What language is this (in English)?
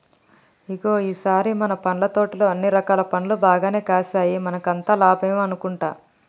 Telugu